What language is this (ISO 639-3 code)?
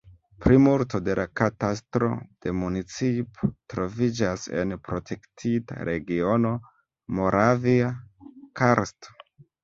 epo